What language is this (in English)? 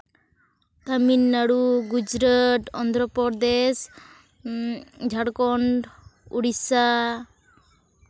Santali